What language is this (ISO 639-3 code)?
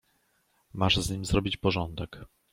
pol